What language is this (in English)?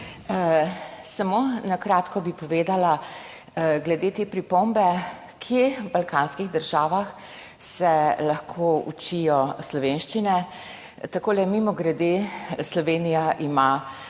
Slovenian